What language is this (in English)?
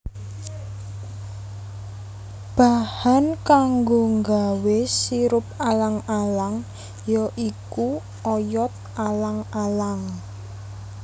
Javanese